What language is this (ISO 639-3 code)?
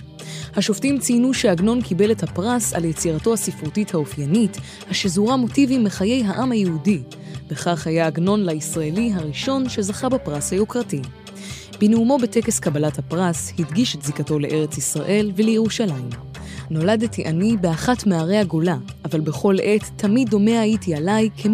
heb